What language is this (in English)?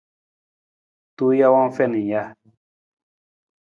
Nawdm